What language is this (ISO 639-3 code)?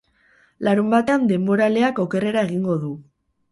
eus